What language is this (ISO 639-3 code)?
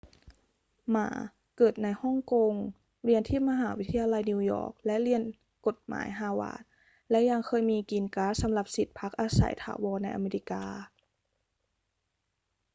tha